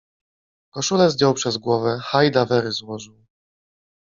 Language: Polish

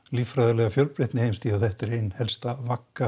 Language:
Icelandic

